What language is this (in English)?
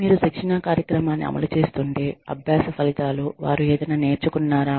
Telugu